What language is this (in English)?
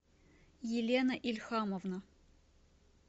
Russian